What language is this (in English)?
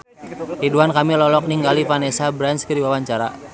Sundanese